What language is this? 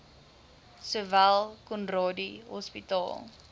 Afrikaans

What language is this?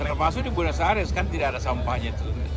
Indonesian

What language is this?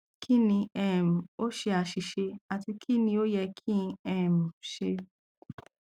Yoruba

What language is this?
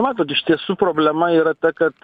Lithuanian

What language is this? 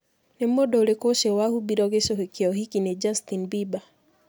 Kikuyu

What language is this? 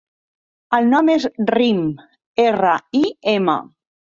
Catalan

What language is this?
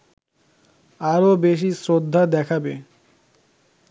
Bangla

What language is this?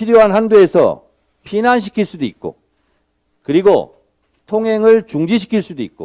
Korean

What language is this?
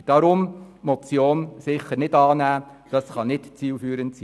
Swiss German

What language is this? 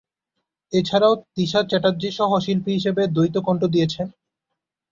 Bangla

